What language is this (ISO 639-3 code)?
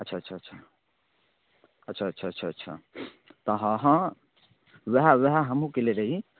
mai